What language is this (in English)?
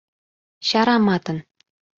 Mari